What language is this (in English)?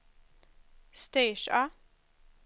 Swedish